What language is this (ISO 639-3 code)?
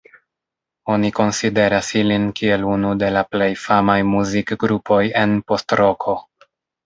epo